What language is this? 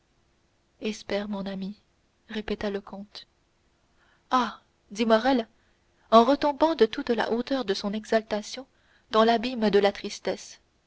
French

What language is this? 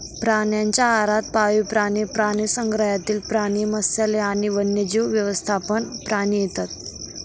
Marathi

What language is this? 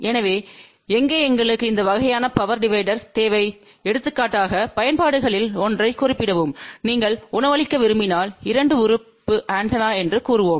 Tamil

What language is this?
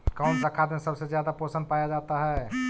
Magahi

